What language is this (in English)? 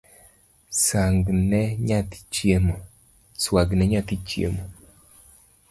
Luo (Kenya and Tanzania)